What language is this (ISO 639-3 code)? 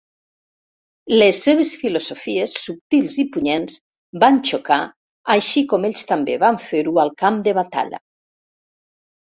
cat